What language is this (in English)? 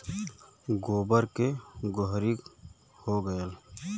Bhojpuri